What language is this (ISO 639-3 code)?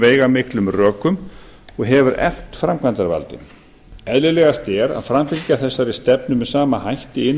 isl